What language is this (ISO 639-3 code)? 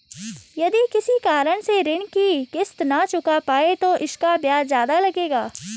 hin